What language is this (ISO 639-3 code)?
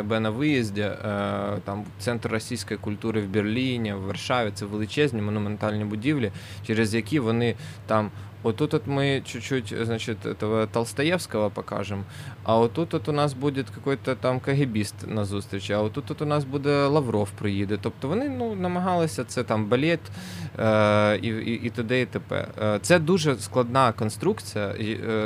ukr